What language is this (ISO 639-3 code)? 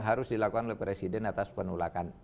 ind